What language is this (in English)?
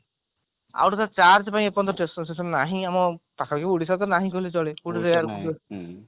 Odia